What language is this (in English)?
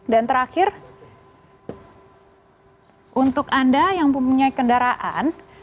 Indonesian